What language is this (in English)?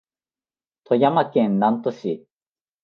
Japanese